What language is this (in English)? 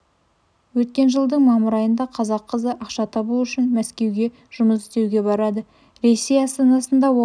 Kazakh